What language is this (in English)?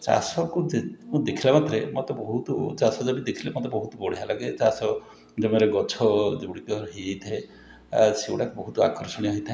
Odia